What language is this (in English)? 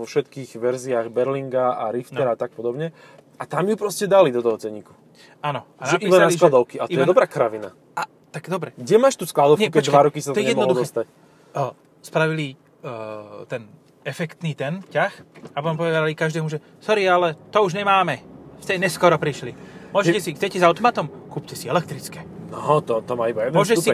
Slovak